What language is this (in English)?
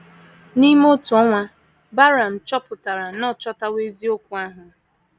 Igbo